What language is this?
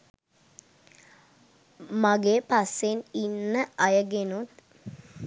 Sinhala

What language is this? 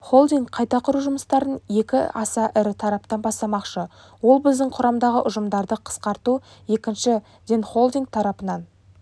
Kazakh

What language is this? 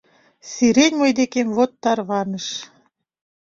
Mari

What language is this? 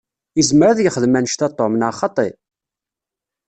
Kabyle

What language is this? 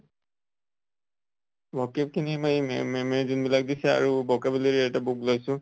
Assamese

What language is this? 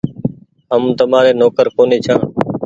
Goaria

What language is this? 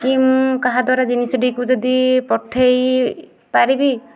Odia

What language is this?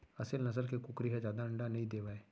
Chhattisgarhi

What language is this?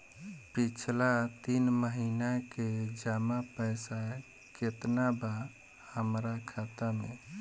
Bhojpuri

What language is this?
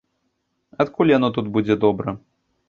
Belarusian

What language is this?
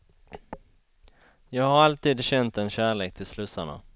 Swedish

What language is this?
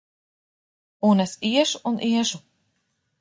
Latvian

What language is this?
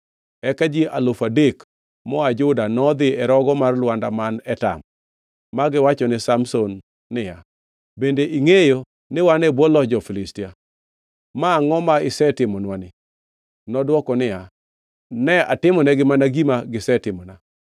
Luo (Kenya and Tanzania)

